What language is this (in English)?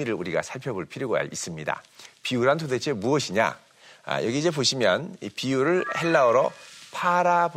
Korean